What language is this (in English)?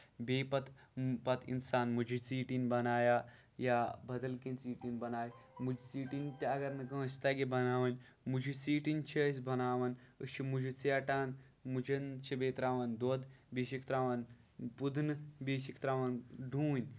Kashmiri